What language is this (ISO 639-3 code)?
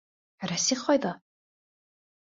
bak